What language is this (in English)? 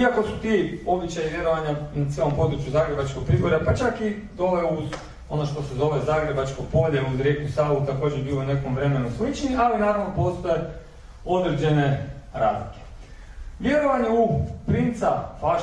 Croatian